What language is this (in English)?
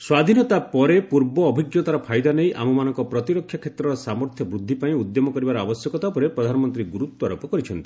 Odia